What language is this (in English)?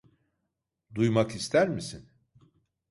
Turkish